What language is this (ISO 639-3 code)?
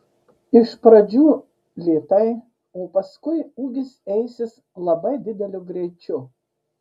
lit